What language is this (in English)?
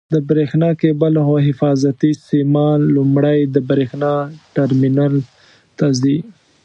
Pashto